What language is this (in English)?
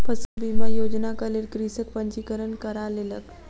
Maithili